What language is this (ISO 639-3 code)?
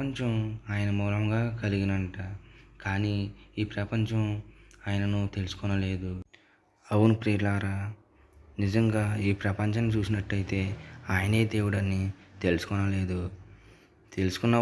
ind